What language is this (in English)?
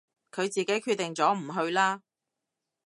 Cantonese